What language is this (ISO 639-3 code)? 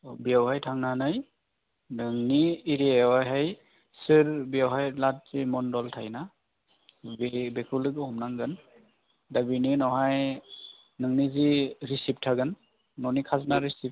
brx